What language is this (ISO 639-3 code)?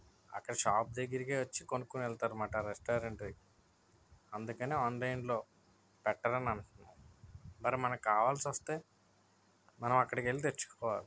tel